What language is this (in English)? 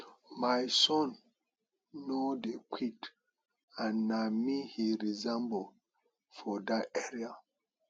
Nigerian Pidgin